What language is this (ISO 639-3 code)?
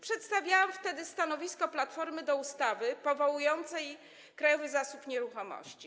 pol